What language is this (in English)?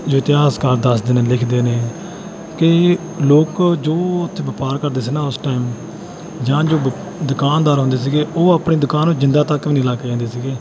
Punjabi